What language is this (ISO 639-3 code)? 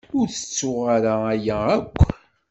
kab